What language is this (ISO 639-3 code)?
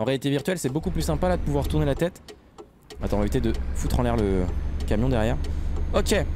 fra